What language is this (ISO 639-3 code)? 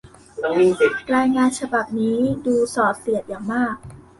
tha